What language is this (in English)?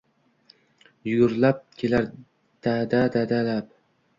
Uzbek